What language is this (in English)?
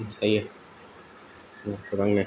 Bodo